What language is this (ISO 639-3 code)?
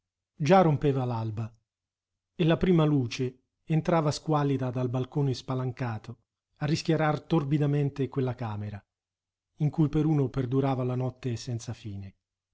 ita